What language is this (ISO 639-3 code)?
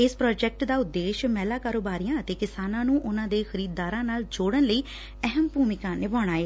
pan